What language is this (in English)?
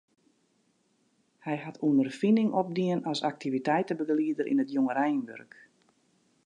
Western Frisian